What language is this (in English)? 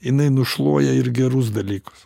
Lithuanian